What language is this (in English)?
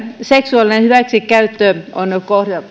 Finnish